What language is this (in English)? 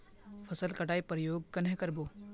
Magahi